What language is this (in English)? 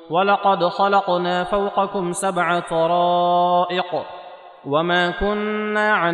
Arabic